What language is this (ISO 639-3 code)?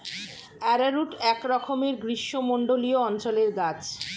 ben